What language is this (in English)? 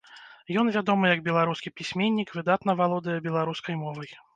Belarusian